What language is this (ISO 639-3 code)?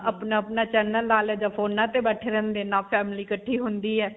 pan